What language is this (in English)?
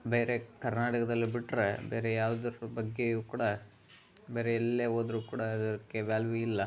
Kannada